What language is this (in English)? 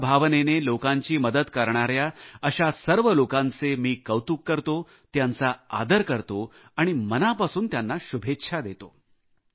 Marathi